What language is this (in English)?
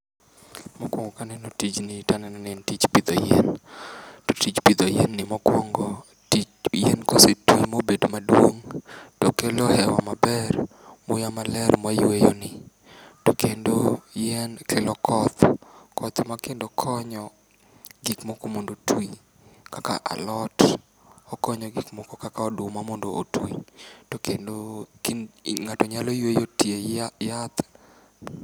Luo (Kenya and Tanzania)